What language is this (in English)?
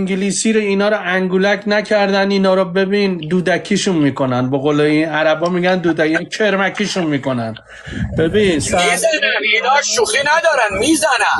Persian